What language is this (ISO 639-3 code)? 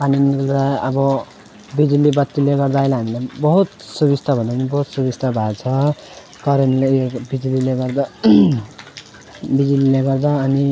nep